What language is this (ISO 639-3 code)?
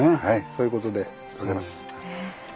jpn